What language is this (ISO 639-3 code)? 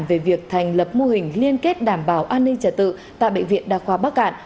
vie